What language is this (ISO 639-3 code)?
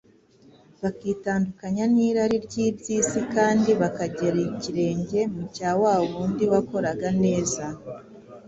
kin